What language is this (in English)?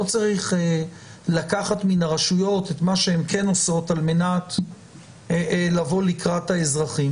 Hebrew